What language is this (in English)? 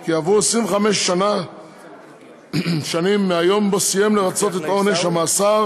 Hebrew